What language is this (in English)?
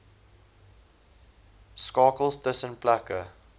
Afrikaans